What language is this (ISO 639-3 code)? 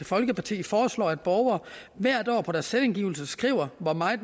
dan